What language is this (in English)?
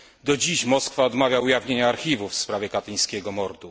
Polish